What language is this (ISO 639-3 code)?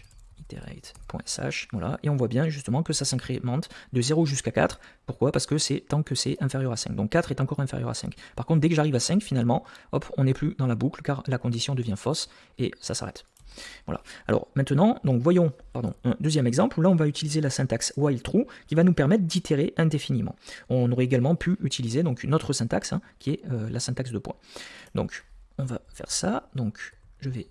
fra